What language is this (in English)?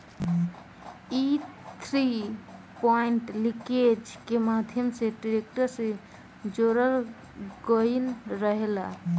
Bhojpuri